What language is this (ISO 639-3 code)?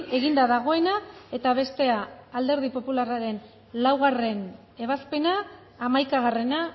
eus